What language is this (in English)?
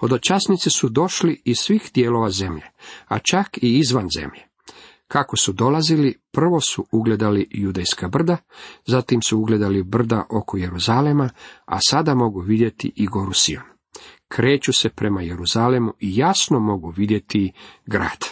Croatian